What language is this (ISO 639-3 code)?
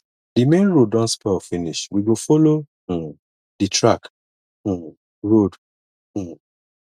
pcm